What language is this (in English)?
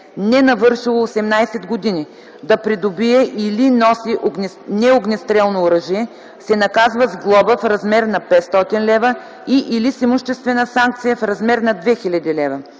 Bulgarian